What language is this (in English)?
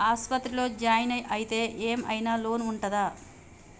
Telugu